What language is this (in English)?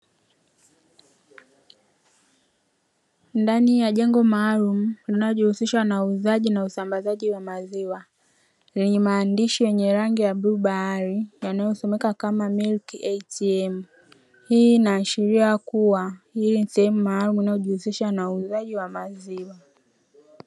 Swahili